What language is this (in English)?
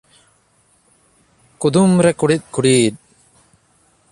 Santali